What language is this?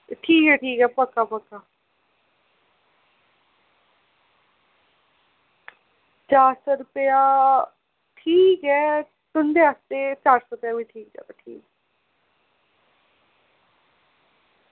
Dogri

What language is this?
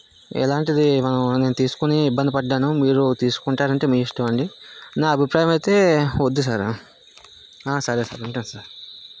Telugu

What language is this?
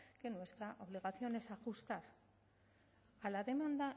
Spanish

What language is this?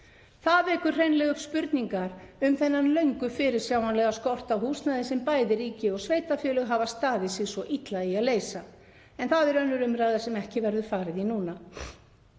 Icelandic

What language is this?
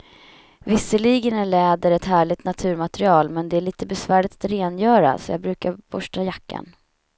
Swedish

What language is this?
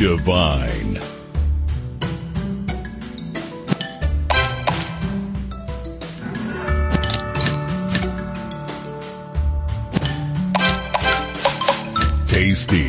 English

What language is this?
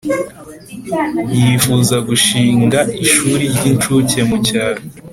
Kinyarwanda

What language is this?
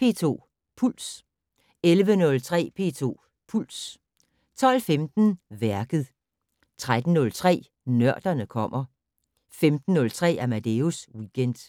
Danish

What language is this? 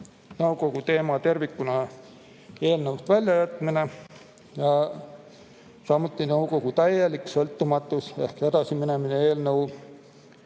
Estonian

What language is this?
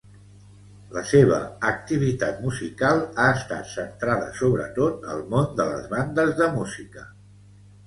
Catalan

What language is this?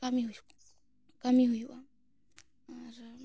Santali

